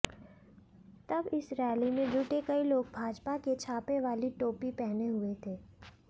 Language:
Hindi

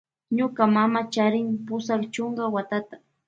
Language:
Loja Highland Quichua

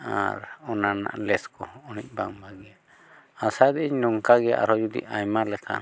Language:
Santali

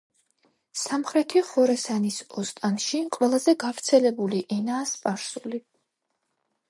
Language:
Georgian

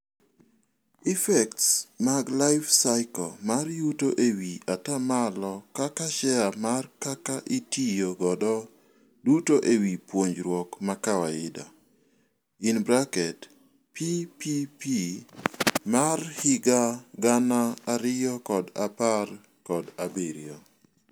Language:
Luo (Kenya and Tanzania)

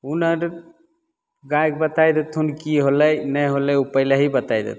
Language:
Maithili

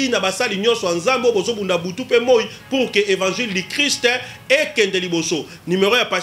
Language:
French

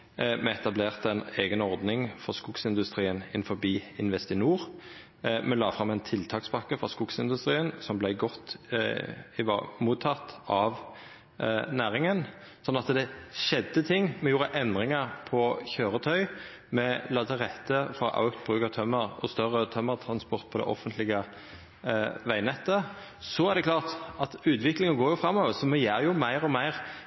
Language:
Norwegian Nynorsk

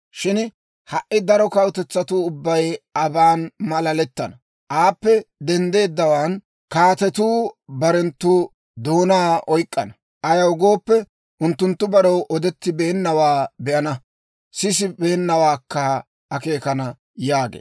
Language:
Dawro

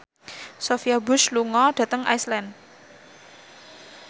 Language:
Javanese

